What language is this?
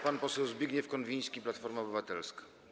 Polish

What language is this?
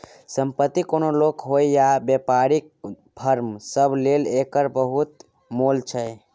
Maithili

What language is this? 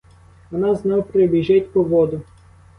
Ukrainian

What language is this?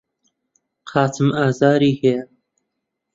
Central Kurdish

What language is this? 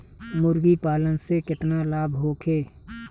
Bhojpuri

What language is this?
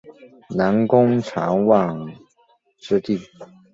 Chinese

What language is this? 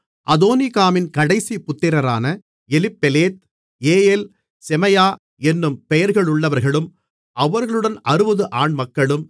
Tamil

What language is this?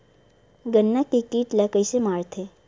Chhattisgarhi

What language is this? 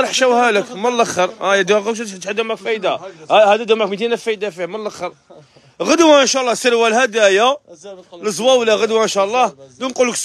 Arabic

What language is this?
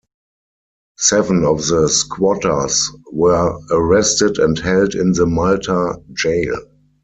English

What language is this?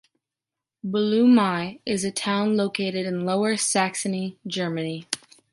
English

